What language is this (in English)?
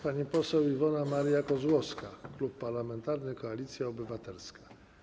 Polish